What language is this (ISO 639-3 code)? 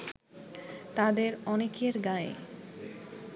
ben